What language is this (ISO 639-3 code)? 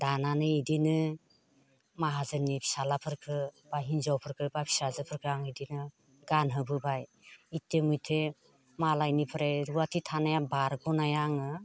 brx